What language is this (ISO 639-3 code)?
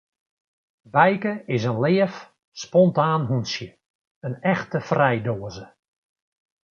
fry